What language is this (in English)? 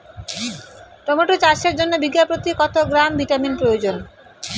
Bangla